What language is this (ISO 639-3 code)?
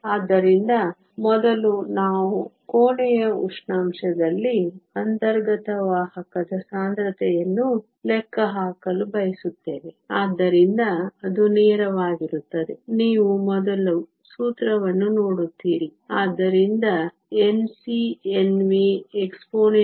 kan